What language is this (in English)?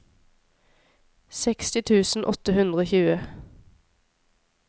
Norwegian